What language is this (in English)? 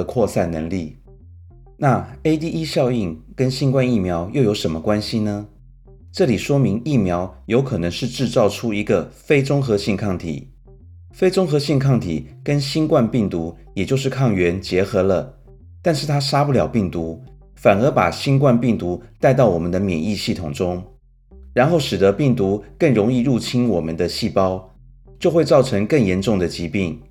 Chinese